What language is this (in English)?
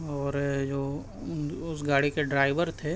Urdu